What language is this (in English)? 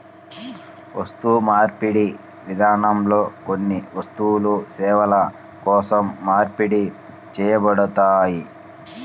Telugu